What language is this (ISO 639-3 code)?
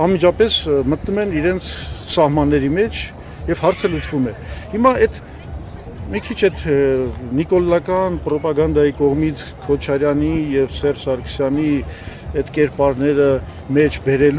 tur